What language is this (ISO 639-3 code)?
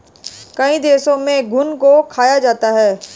hin